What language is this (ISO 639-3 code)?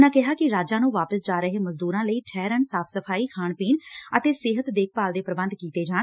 pan